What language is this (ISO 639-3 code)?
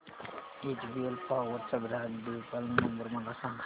mar